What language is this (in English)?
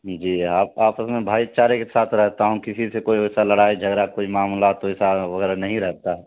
Urdu